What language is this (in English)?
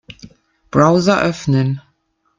German